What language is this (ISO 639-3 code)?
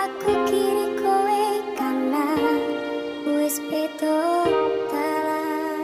vie